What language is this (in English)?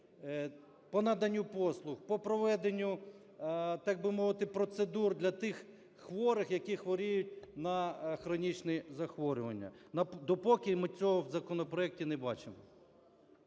Ukrainian